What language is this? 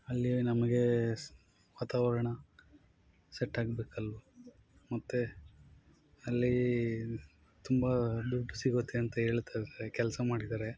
Kannada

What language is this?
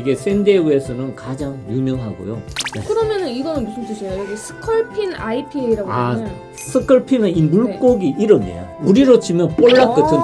Korean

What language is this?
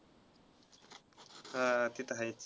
Marathi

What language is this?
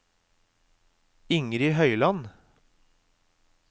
Norwegian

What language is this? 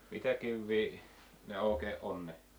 Finnish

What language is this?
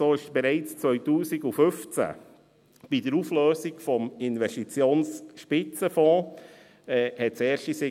Swiss German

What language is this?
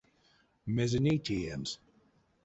Erzya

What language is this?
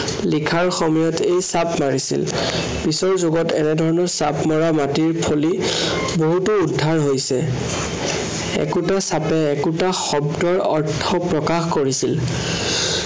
Assamese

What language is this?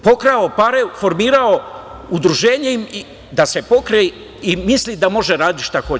Serbian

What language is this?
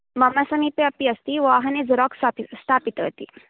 Sanskrit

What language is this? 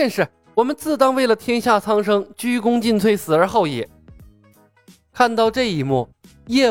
Chinese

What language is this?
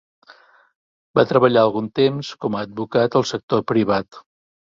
Catalan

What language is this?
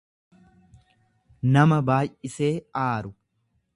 Oromo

